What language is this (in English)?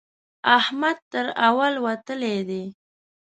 Pashto